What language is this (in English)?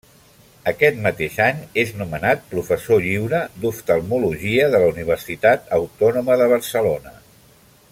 Catalan